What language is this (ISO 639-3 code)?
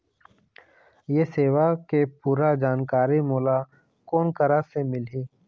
hne